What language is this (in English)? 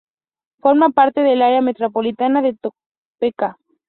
Spanish